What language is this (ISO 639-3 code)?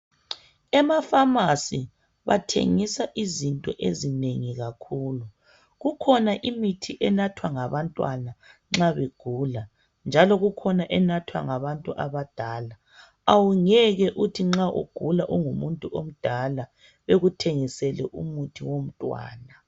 nde